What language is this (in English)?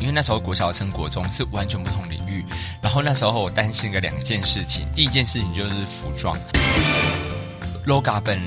Chinese